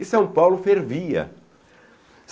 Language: Portuguese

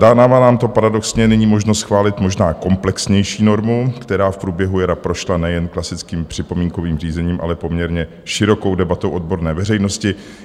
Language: Czech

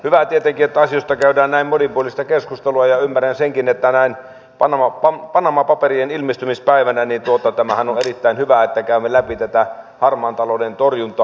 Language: Finnish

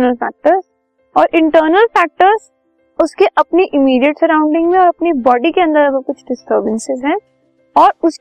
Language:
Hindi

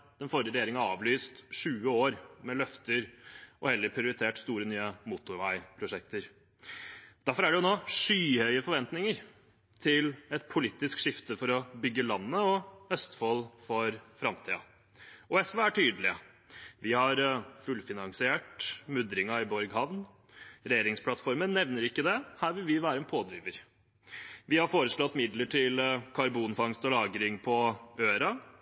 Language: Norwegian Bokmål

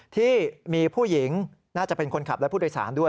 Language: Thai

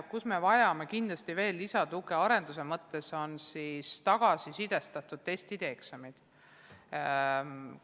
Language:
Estonian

